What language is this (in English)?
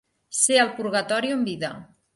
Catalan